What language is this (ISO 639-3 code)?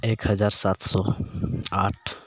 sat